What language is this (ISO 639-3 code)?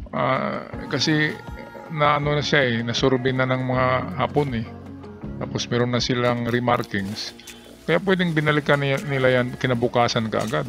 fil